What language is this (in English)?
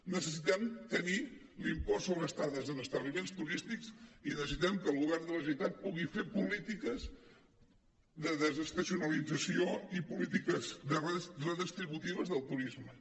Catalan